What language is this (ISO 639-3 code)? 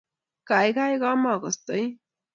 kln